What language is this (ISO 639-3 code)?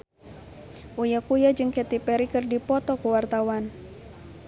sun